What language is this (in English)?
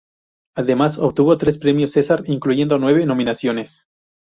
Spanish